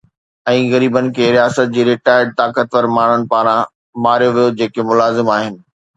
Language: Sindhi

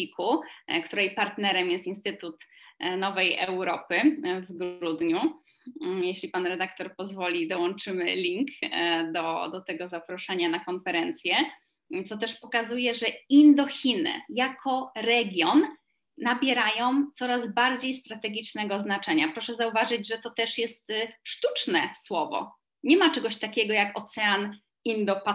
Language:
Polish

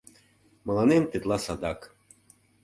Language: Mari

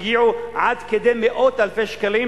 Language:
Hebrew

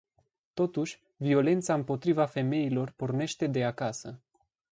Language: Romanian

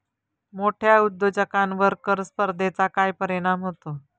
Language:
Marathi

